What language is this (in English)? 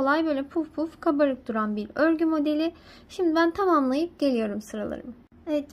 Turkish